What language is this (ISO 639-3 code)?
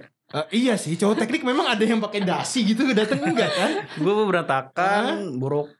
ind